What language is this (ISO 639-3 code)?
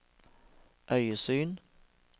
nor